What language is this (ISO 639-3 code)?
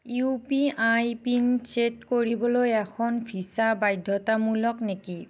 asm